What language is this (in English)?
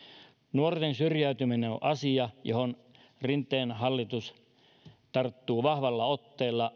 Finnish